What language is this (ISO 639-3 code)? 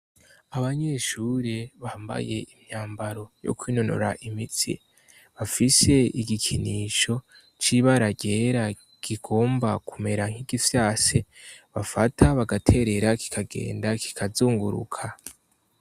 run